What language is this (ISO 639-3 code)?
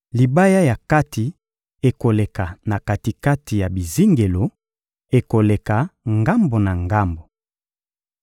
lin